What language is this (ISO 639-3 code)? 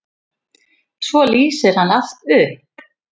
isl